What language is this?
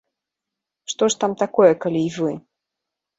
Belarusian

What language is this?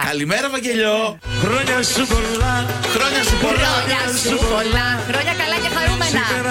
Greek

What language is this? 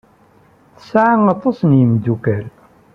Kabyle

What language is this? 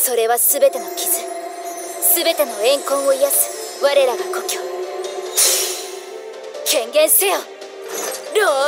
Japanese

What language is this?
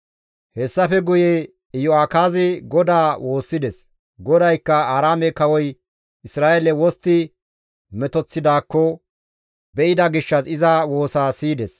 Gamo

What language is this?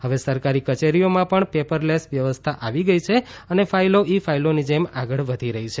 Gujarati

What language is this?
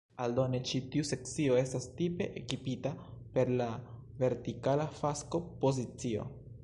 Esperanto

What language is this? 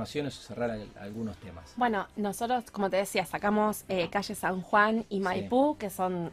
Spanish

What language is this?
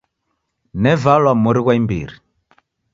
Taita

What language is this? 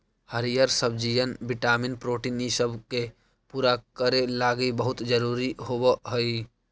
Magahi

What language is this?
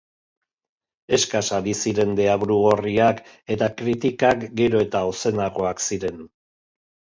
Basque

